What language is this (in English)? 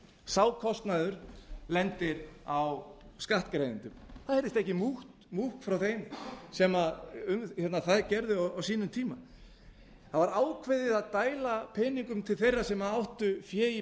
Icelandic